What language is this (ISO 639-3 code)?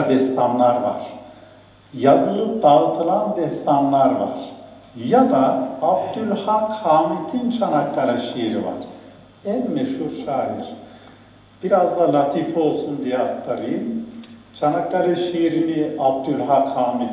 tur